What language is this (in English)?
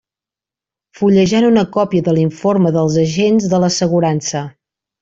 Catalan